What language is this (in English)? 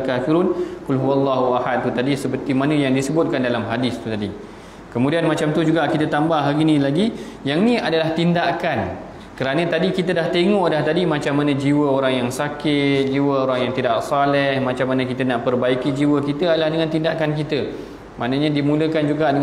Malay